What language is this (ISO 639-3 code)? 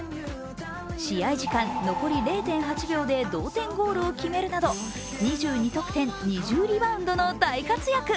jpn